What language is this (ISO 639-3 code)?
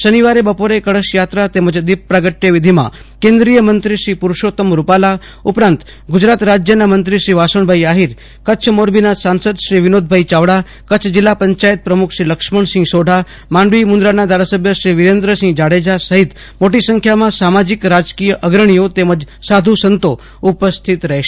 guj